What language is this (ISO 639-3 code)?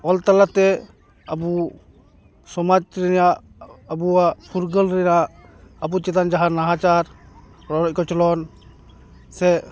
sat